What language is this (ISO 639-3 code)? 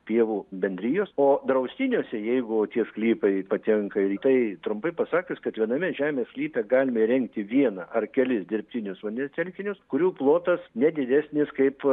lit